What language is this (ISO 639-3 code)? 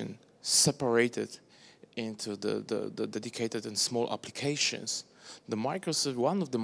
eng